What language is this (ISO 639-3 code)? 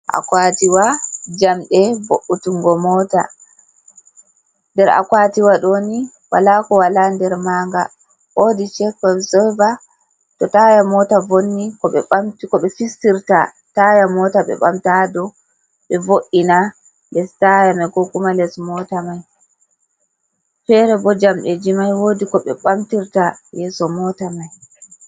ful